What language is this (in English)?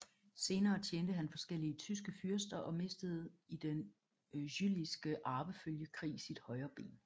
Danish